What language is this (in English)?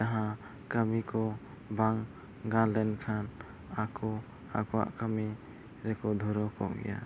Santali